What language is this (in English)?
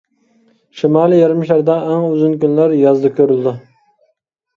Uyghur